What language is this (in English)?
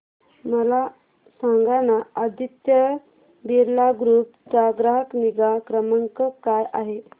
Marathi